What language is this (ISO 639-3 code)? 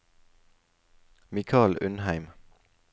nor